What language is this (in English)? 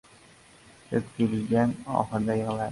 Uzbek